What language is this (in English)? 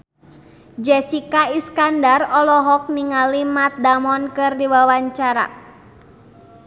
Sundanese